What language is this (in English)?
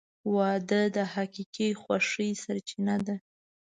Pashto